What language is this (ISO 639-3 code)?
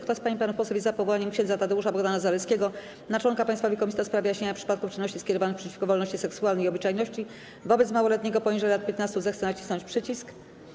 pol